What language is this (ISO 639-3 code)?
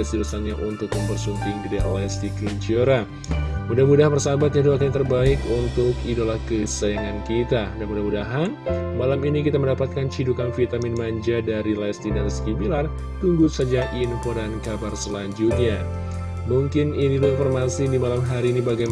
ind